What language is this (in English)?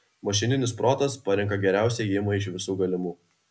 Lithuanian